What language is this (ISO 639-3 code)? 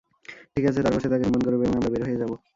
ben